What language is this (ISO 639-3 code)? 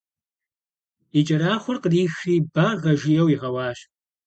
kbd